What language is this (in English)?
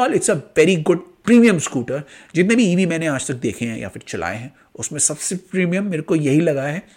Hindi